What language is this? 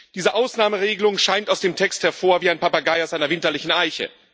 German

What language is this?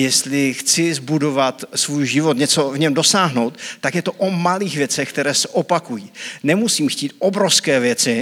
Czech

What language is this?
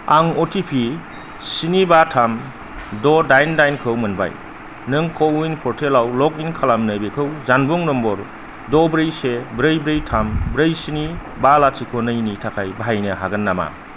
Bodo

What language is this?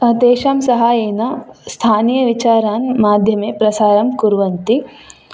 Sanskrit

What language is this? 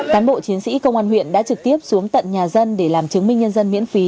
Vietnamese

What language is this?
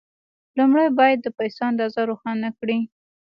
Pashto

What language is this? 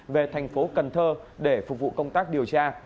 Vietnamese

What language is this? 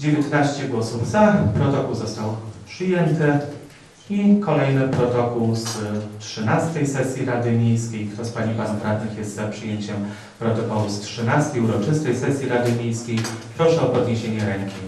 Polish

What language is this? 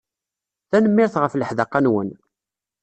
Kabyle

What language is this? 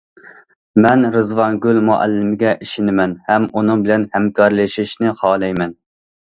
Uyghur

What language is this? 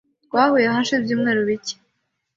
Kinyarwanda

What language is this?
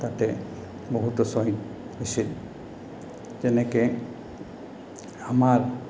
Assamese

